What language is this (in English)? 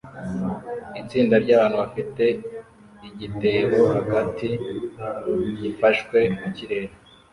Kinyarwanda